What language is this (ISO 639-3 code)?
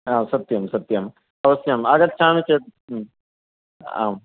san